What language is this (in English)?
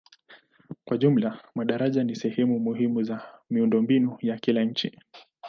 Swahili